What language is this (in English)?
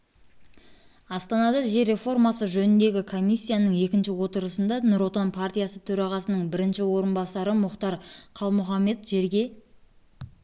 Kazakh